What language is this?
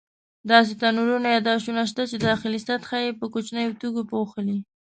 Pashto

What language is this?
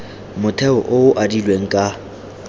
Tswana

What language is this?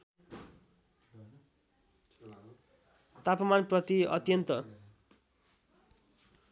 Nepali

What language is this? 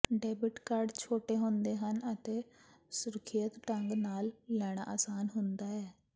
Punjabi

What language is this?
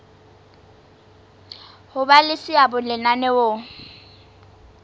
Southern Sotho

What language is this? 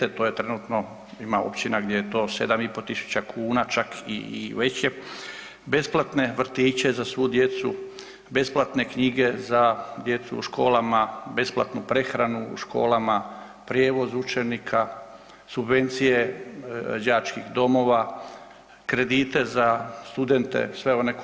Croatian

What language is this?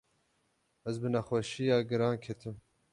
Kurdish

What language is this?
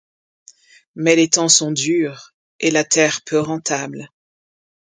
French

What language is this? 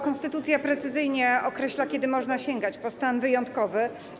Polish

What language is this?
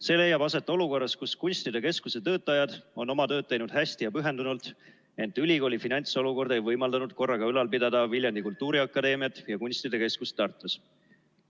Estonian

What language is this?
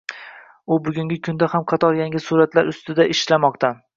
Uzbek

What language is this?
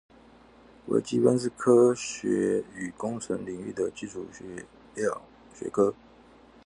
Chinese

